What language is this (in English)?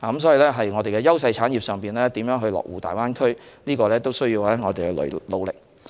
Cantonese